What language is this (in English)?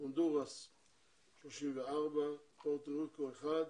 Hebrew